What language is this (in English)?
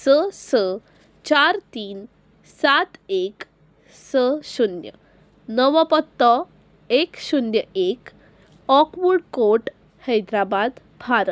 Konkani